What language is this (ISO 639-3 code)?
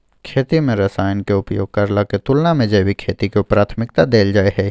mai